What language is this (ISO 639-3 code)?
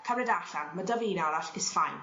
cym